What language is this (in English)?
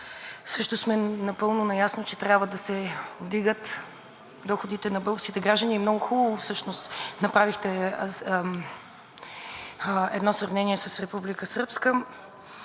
Bulgarian